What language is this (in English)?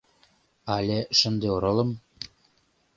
Mari